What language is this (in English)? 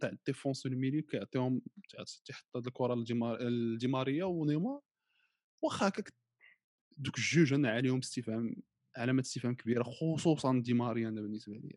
Arabic